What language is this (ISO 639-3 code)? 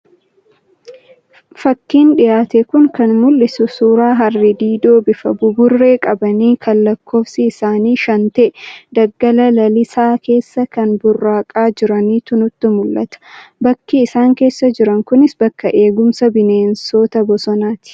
orm